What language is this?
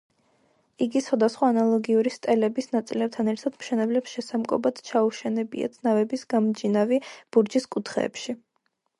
Georgian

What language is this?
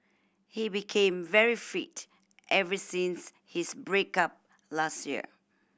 English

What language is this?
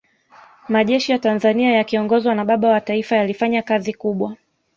Swahili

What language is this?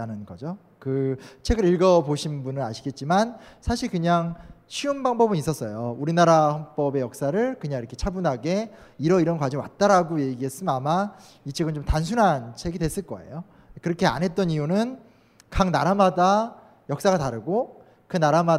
Korean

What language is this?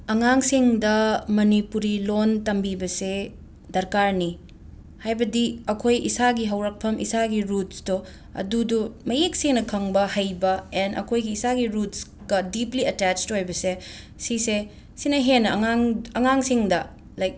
Manipuri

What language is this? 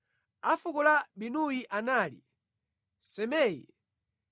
Nyanja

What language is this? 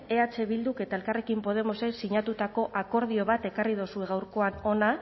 Basque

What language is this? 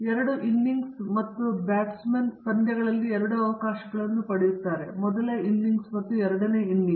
Kannada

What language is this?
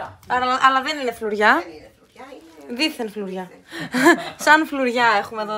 Greek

